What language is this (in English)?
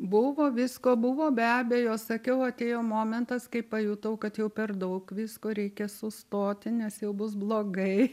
Lithuanian